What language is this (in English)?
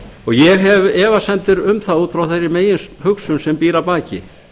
Icelandic